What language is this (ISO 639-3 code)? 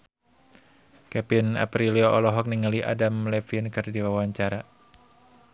sun